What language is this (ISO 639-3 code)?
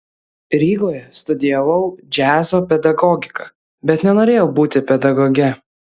lit